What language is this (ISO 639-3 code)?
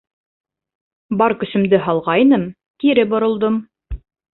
bak